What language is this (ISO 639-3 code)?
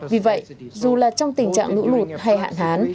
vie